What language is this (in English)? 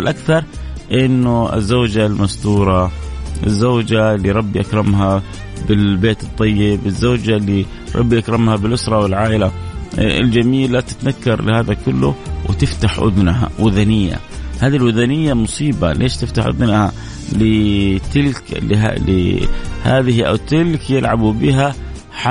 Arabic